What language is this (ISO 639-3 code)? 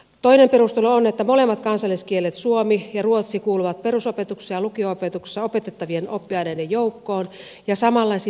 fin